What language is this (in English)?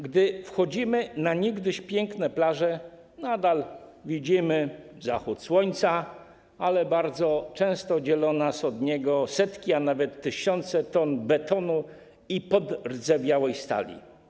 Polish